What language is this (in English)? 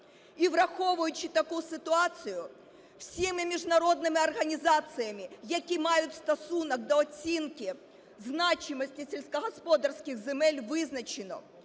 Ukrainian